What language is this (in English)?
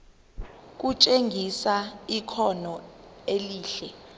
Zulu